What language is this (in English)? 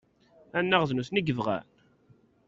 Kabyle